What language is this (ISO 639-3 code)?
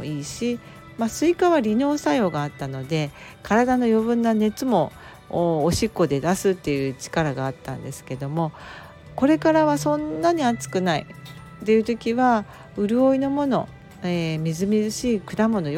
jpn